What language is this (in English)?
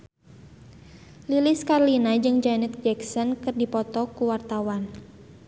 Sundanese